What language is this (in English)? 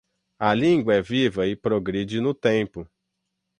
Portuguese